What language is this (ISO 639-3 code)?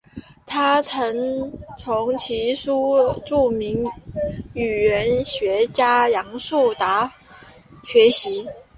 zho